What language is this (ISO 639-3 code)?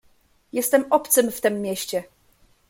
pol